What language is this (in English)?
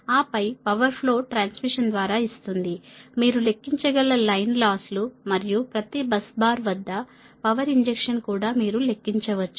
Telugu